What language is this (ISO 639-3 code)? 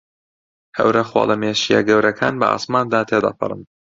ckb